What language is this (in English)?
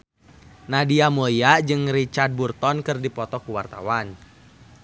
Sundanese